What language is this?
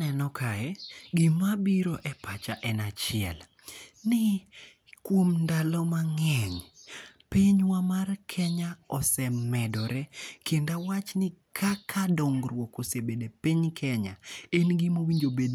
Luo (Kenya and Tanzania)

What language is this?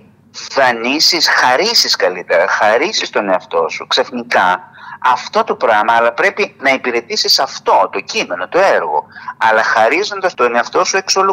Greek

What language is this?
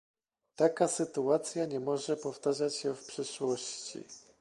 Polish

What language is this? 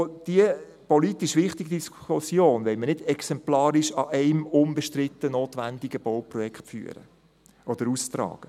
Swiss German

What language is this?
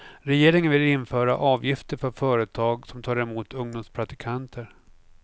Swedish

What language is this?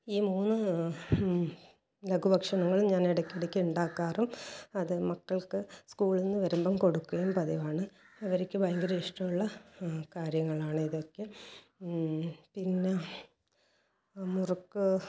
Malayalam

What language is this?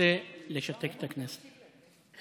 Hebrew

